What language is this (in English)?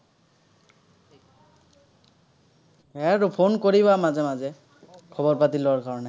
Assamese